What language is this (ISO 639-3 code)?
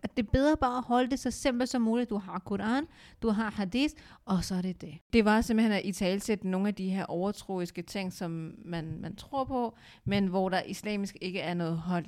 dan